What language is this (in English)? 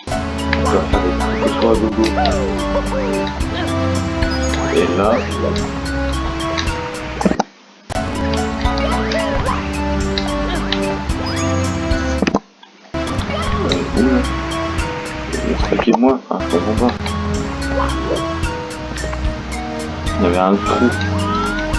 French